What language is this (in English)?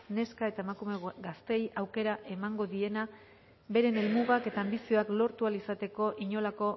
Basque